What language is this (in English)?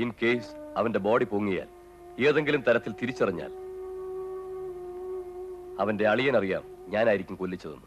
Malayalam